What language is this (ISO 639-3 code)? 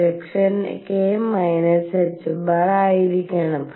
mal